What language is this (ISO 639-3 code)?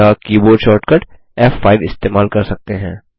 hin